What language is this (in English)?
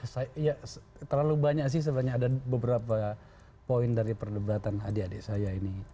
Indonesian